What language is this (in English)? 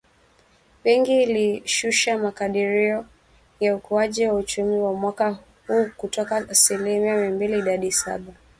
Swahili